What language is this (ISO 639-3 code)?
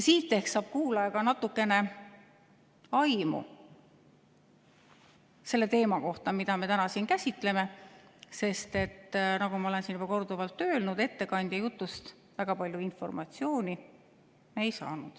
est